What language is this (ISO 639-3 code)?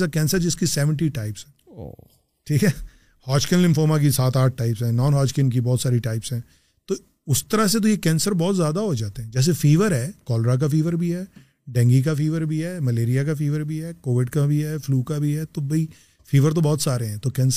urd